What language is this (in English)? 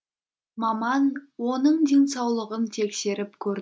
Kazakh